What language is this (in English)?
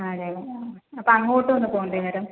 Malayalam